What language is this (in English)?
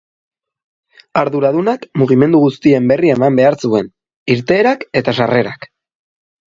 Basque